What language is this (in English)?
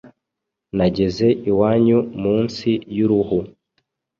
Kinyarwanda